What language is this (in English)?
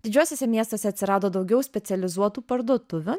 Lithuanian